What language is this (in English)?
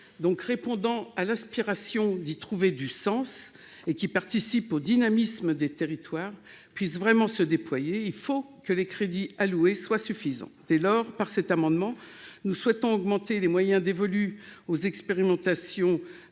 French